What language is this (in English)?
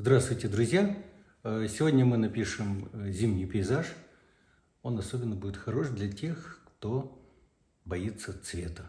Russian